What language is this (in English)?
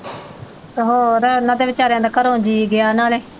Punjabi